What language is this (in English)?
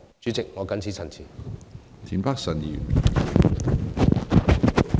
Cantonese